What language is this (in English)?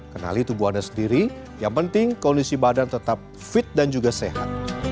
Indonesian